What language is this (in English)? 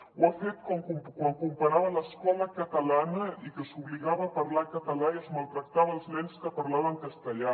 Catalan